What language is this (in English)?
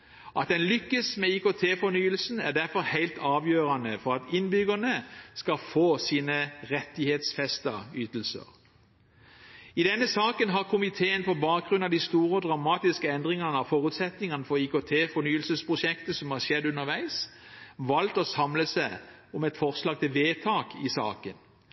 Norwegian Bokmål